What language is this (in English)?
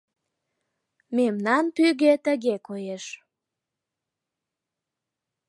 Mari